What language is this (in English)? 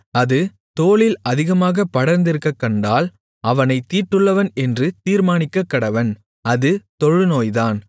Tamil